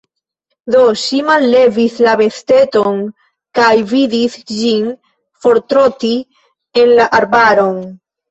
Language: Esperanto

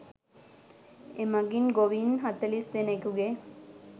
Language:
Sinhala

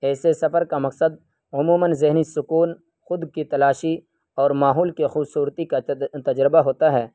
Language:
Urdu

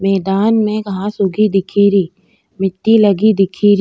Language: Rajasthani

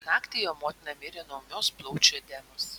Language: Lithuanian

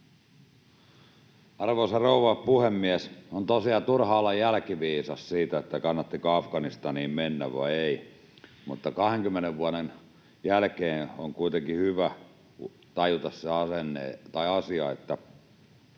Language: Finnish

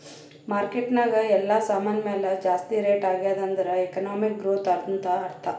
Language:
Kannada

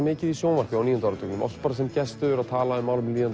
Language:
Icelandic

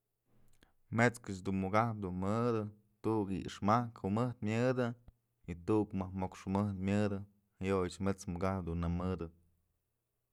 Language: Mazatlán Mixe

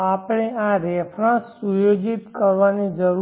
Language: Gujarati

